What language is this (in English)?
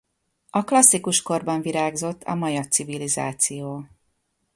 Hungarian